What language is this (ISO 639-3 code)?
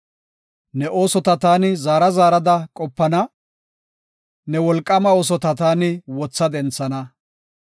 gof